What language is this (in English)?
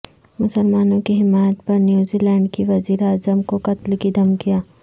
Urdu